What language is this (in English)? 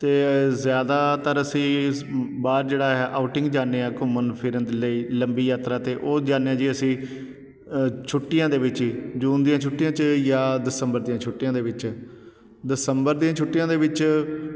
Punjabi